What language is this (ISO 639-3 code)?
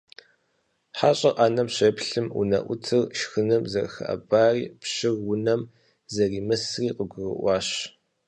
kbd